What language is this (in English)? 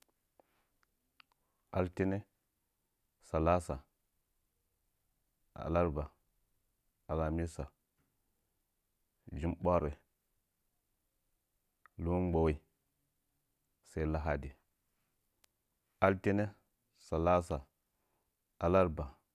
Nzanyi